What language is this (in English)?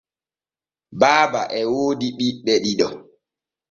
Borgu Fulfulde